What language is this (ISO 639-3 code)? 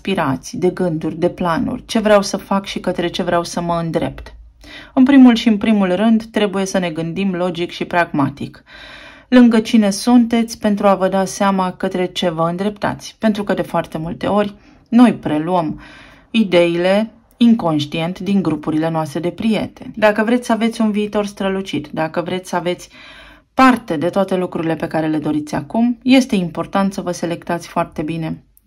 ron